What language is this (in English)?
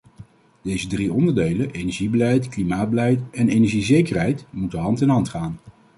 Dutch